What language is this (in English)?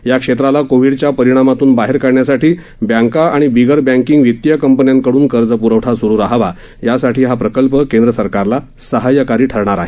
Marathi